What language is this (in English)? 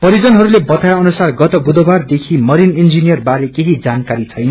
Nepali